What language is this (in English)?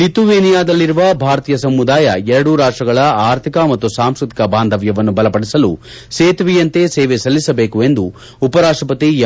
Kannada